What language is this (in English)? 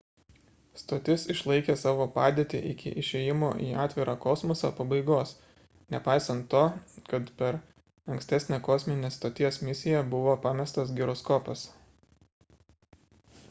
Lithuanian